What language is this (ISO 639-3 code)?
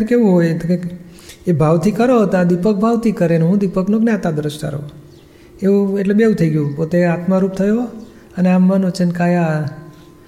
guj